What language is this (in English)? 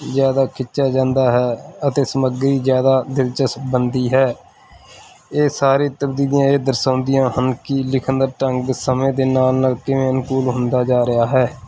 Punjabi